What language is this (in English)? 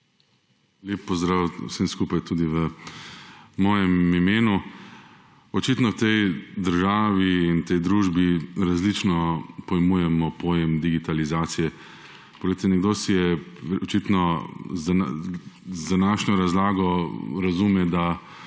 Slovenian